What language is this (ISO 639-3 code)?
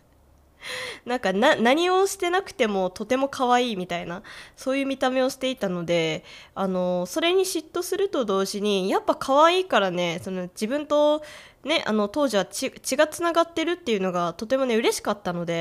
jpn